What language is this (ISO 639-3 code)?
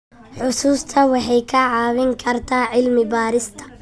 som